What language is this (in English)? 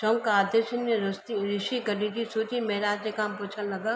Sindhi